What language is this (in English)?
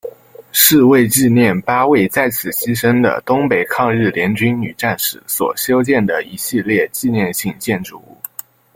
Chinese